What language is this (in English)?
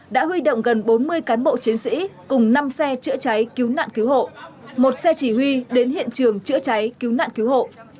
Vietnamese